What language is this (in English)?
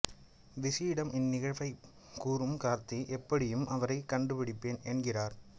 Tamil